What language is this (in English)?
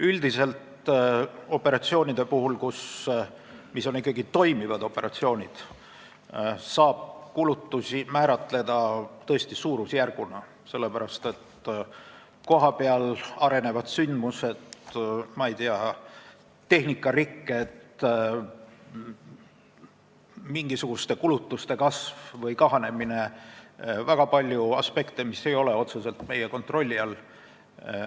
Estonian